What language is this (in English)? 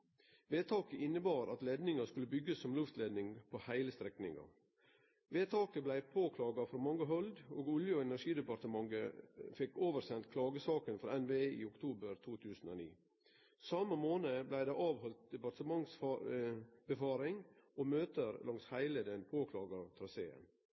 Norwegian Nynorsk